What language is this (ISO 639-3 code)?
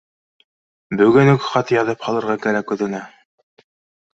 bak